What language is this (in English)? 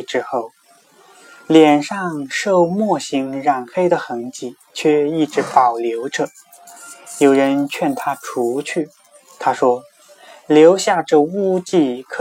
Chinese